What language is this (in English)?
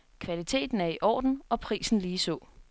Danish